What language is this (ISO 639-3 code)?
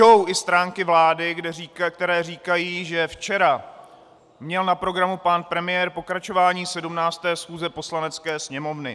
ces